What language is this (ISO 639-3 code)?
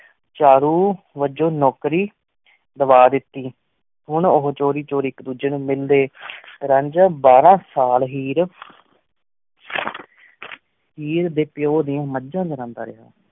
pan